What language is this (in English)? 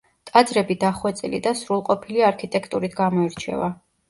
Georgian